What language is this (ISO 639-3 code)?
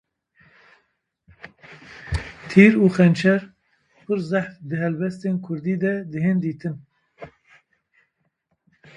kur